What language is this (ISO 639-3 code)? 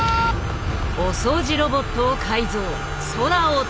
jpn